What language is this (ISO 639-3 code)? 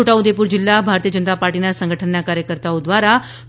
guj